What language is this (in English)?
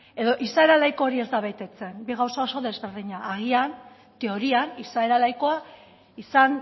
Basque